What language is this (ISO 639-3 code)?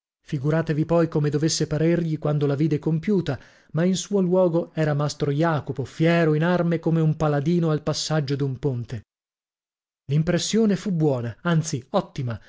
ita